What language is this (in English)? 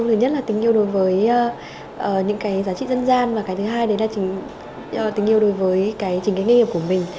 Vietnamese